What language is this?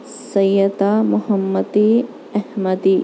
Urdu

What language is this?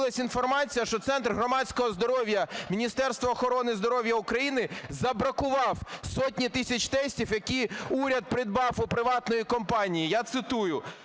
Ukrainian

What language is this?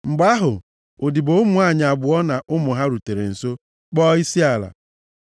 Igbo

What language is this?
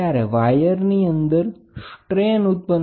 Gujarati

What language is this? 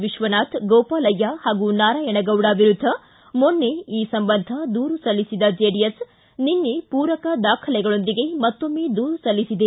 Kannada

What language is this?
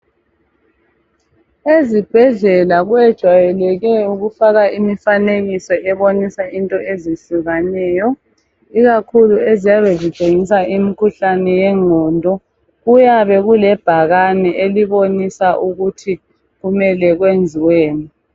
North Ndebele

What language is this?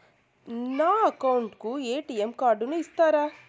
Telugu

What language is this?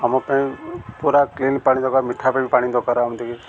Odia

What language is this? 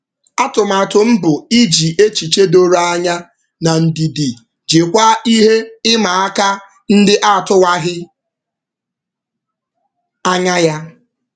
Igbo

